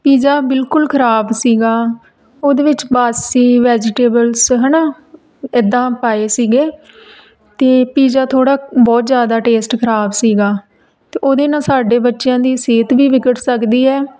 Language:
Punjabi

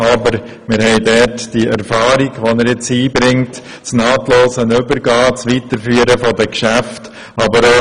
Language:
Swiss German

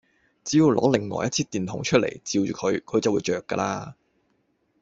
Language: Cantonese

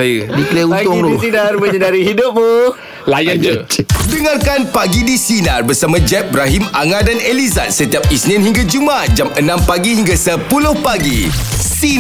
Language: Malay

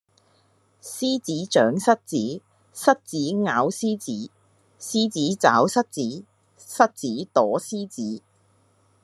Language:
Cantonese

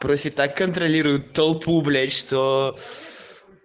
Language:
Russian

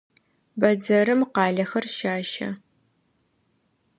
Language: Adyghe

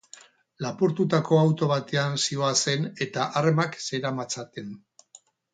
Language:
Basque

